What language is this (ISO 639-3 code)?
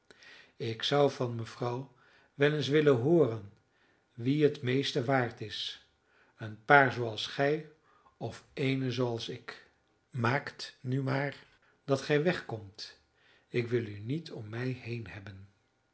nld